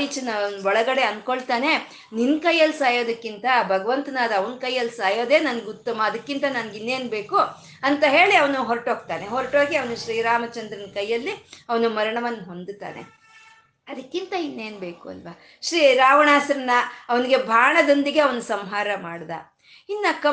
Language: Kannada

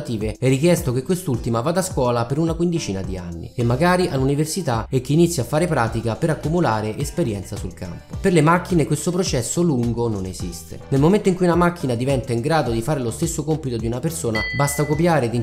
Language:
Italian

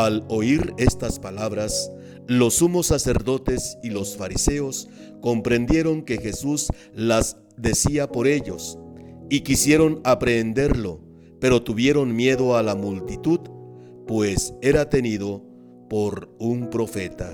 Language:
Spanish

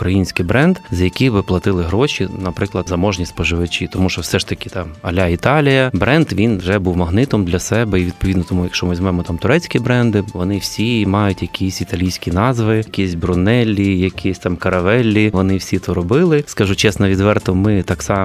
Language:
Ukrainian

